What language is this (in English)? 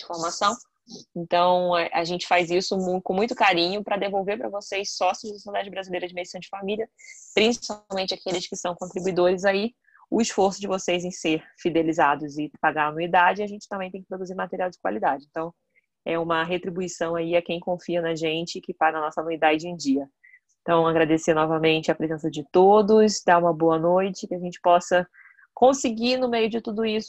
Portuguese